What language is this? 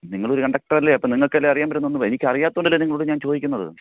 Malayalam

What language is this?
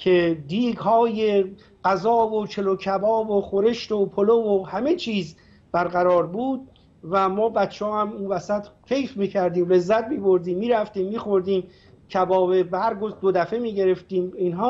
Persian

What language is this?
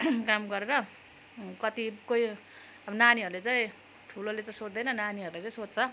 Nepali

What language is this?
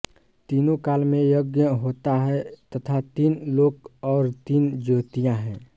Hindi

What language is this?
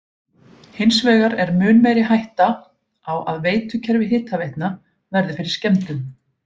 Icelandic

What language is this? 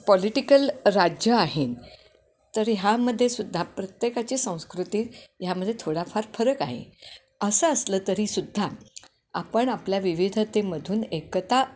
Marathi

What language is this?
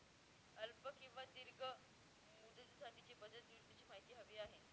Marathi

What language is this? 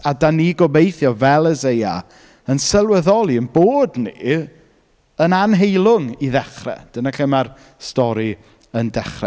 Welsh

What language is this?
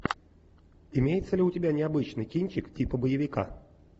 Russian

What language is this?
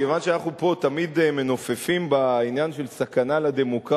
Hebrew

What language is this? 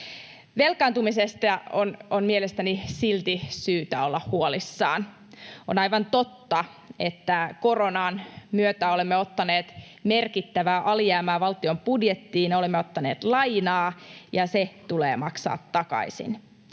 Finnish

